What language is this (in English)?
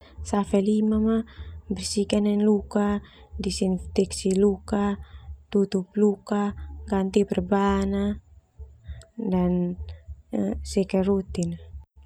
Termanu